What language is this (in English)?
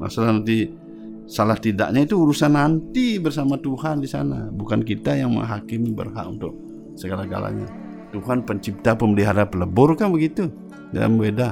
Indonesian